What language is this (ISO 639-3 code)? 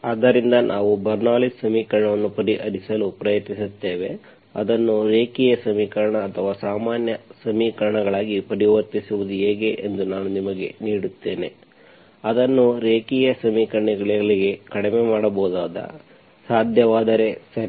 kan